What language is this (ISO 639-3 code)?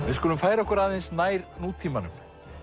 isl